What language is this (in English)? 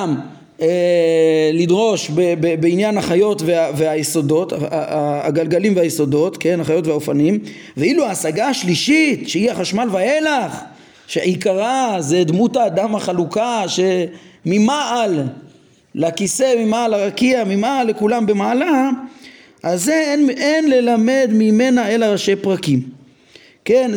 Hebrew